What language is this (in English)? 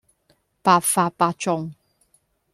Cantonese